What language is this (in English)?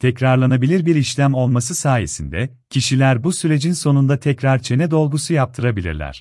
Turkish